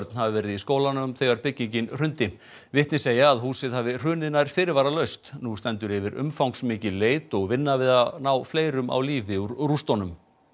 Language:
Icelandic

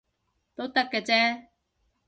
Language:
Cantonese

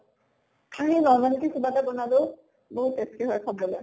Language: Assamese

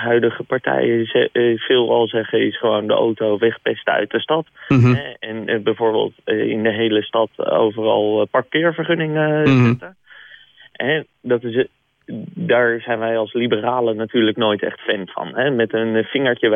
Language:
Dutch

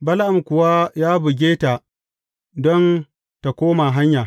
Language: Hausa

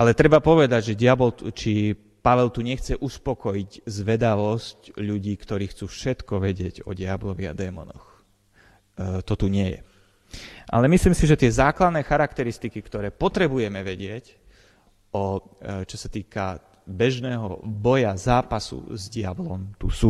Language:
Slovak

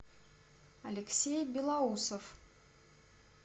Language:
Russian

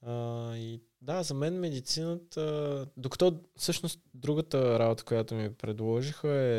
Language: Bulgarian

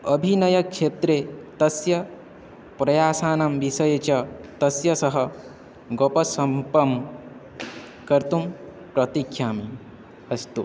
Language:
Sanskrit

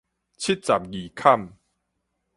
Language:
Min Nan Chinese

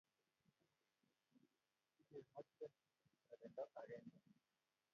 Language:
Kalenjin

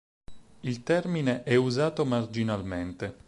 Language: Italian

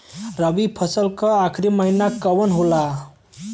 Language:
Bhojpuri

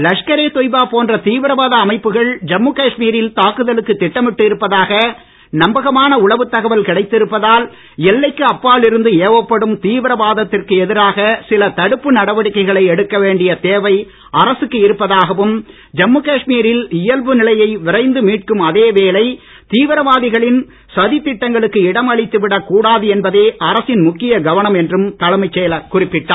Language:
Tamil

